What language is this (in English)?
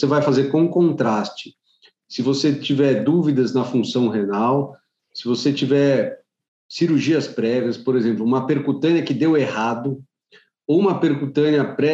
Portuguese